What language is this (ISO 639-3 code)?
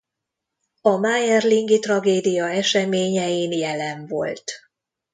hun